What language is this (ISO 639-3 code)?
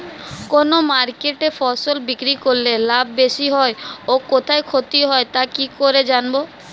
ben